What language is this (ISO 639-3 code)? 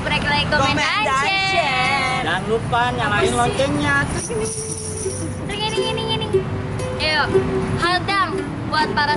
ind